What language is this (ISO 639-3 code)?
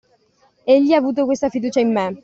ita